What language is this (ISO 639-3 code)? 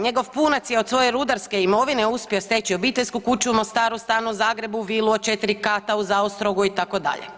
hrv